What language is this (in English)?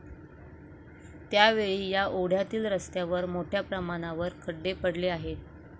Marathi